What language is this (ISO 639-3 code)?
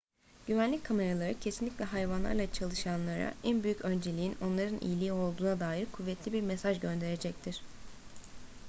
tur